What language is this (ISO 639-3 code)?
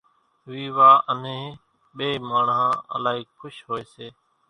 gjk